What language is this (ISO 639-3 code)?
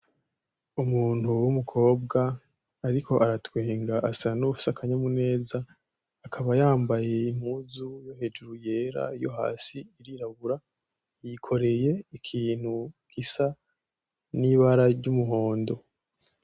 run